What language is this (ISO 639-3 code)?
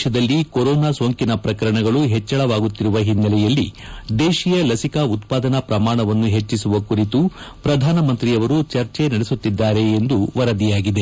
kan